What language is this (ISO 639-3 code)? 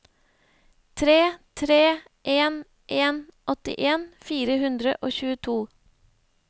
nor